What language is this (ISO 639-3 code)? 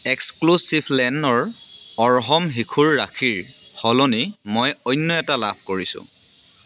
asm